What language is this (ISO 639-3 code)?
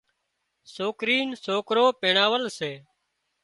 kxp